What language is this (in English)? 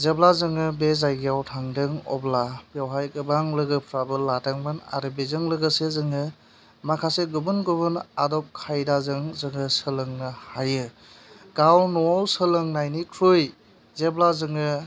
Bodo